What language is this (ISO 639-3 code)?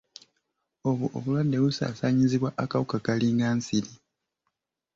lug